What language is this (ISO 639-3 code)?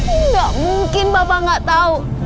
ind